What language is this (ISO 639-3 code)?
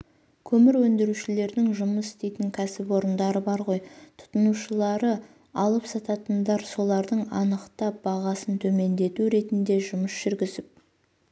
kaz